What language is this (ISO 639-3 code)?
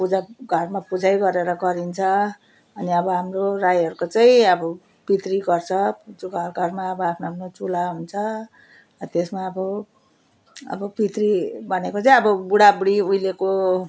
nep